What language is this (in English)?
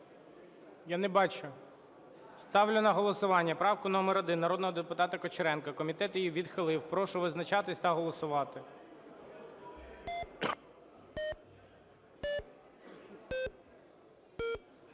Ukrainian